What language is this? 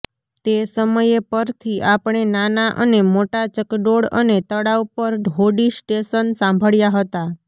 Gujarati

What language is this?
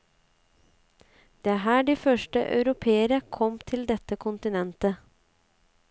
Norwegian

